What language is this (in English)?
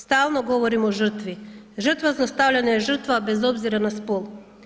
Croatian